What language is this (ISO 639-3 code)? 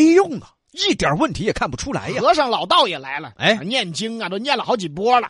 zho